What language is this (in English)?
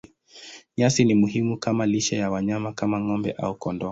Swahili